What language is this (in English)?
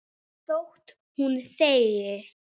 Icelandic